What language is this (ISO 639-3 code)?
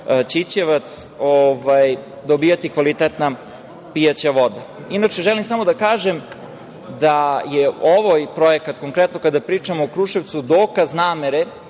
srp